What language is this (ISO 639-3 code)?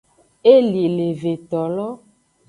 ajg